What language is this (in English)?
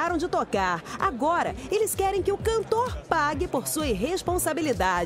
Portuguese